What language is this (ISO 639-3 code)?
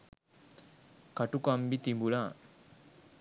sin